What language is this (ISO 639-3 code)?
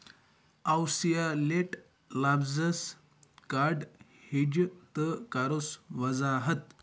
kas